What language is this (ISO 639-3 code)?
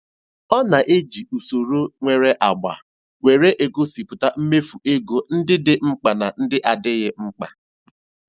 ibo